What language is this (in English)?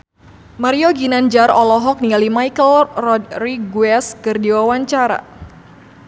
Sundanese